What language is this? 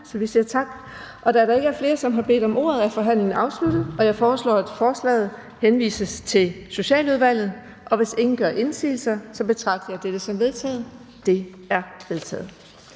Danish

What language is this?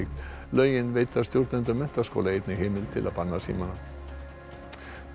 Icelandic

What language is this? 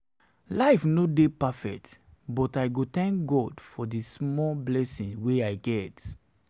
Nigerian Pidgin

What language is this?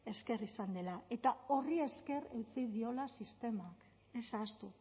Basque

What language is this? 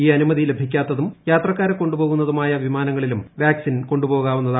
Malayalam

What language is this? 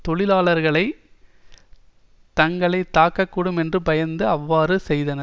Tamil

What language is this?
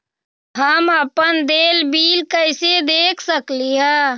Magahi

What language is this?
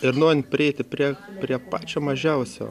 Lithuanian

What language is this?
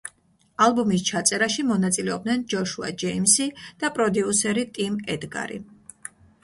Georgian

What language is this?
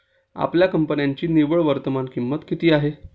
Marathi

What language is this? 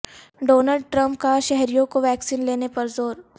Urdu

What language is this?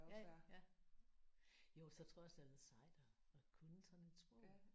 Danish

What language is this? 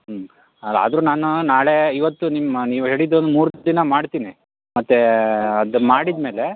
Kannada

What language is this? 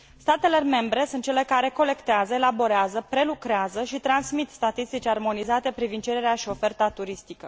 Romanian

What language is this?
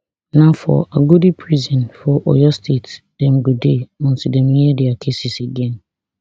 Nigerian Pidgin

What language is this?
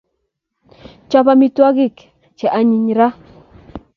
Kalenjin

